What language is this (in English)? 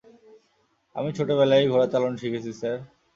Bangla